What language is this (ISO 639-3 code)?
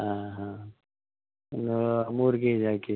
kan